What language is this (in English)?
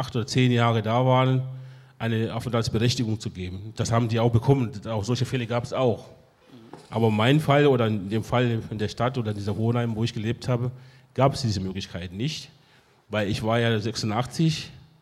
German